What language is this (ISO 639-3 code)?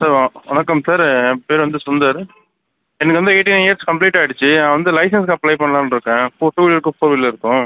tam